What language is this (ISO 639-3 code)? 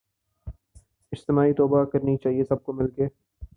urd